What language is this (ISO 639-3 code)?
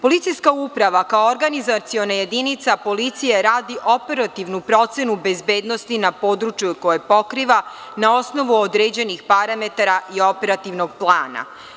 srp